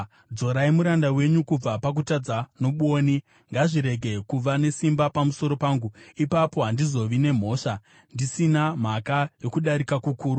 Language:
Shona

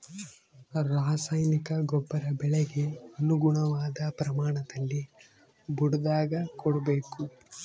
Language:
Kannada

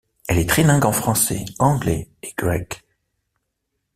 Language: French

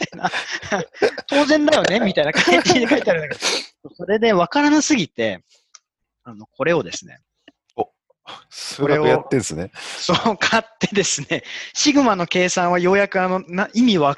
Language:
Japanese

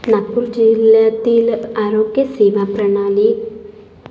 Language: Marathi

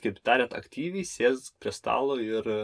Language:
Lithuanian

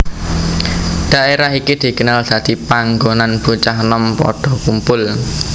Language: Javanese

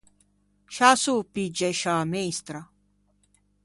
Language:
Ligurian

